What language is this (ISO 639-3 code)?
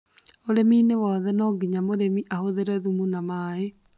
kik